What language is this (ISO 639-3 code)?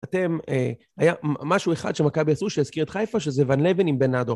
heb